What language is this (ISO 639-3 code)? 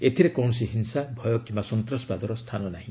ori